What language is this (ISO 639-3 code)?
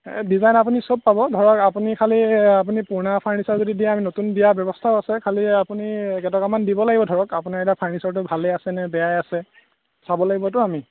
asm